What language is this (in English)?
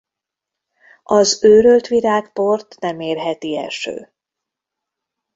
Hungarian